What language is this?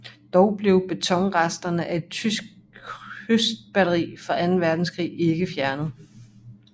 Danish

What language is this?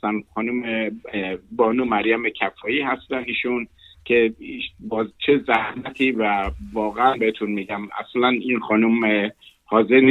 Persian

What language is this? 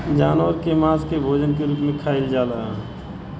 Bhojpuri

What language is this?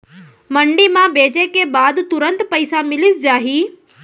Chhattisgarhi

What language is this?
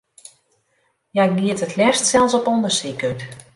Western Frisian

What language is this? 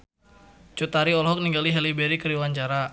Sundanese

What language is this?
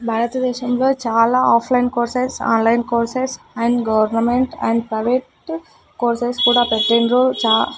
Telugu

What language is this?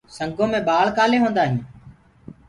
Gurgula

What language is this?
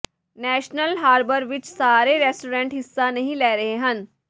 Punjabi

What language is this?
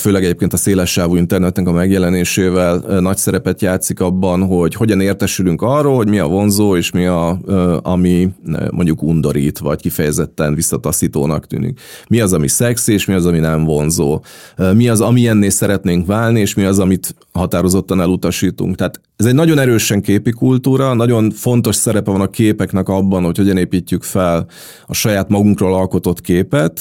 Hungarian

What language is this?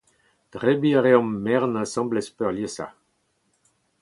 Breton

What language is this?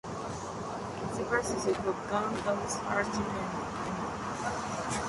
Spanish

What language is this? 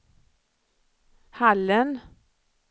Swedish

